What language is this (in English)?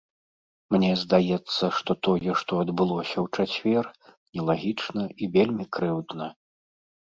Belarusian